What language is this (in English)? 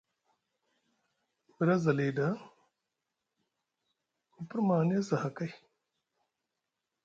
Musgu